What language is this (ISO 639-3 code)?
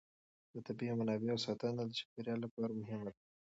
pus